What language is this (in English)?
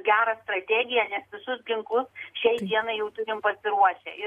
Lithuanian